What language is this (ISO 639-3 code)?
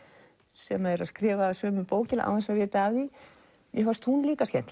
isl